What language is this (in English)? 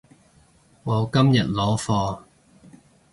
Cantonese